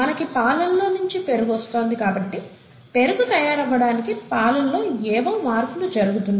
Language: Telugu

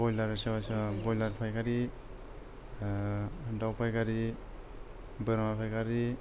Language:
Bodo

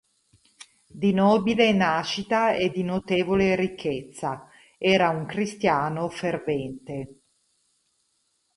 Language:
Italian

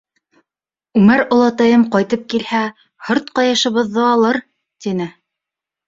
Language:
Bashkir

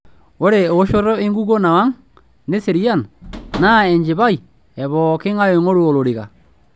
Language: Masai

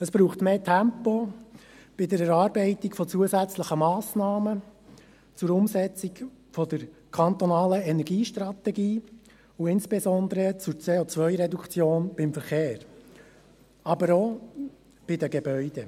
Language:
Swiss German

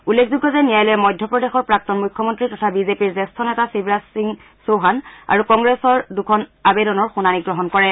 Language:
Assamese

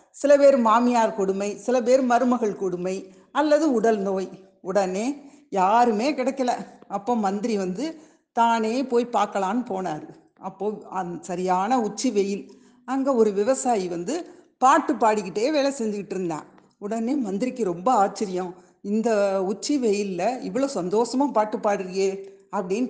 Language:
Tamil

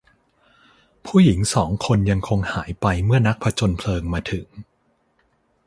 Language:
Thai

